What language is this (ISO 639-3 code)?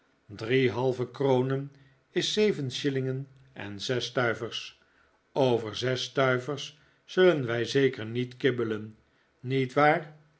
nld